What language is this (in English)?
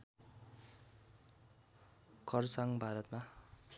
Nepali